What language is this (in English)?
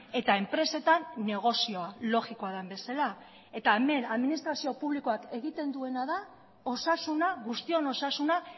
Basque